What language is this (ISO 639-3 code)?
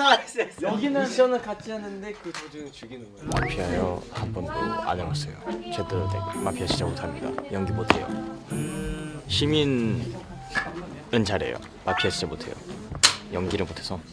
kor